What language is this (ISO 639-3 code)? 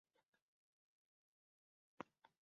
oci